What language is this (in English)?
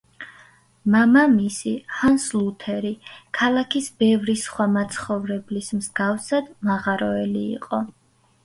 Georgian